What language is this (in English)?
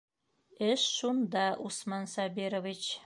Bashkir